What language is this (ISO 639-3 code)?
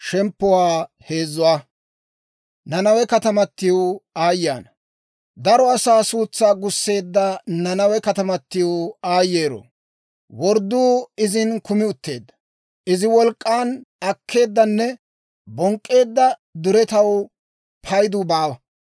dwr